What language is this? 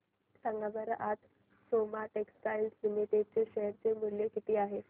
Marathi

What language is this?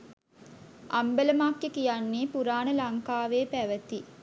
Sinhala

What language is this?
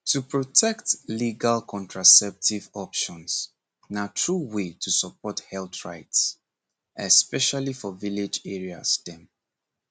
Nigerian Pidgin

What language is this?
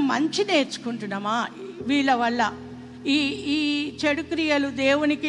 Telugu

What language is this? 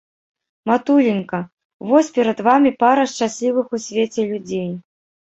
Belarusian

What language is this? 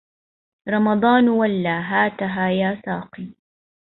Arabic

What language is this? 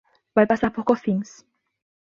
Portuguese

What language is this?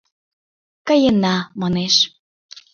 Mari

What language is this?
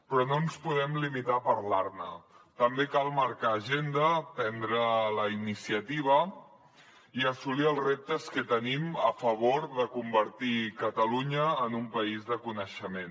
Catalan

